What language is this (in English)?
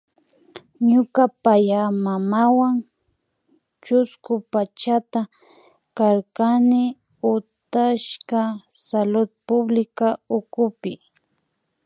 Imbabura Highland Quichua